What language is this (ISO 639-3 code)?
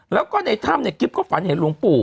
tha